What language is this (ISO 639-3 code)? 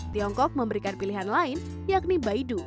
ind